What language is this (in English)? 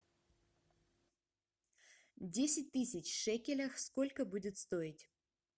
Russian